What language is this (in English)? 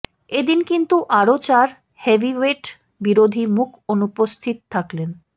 Bangla